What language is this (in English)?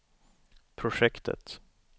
Swedish